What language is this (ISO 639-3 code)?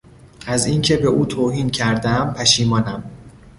fas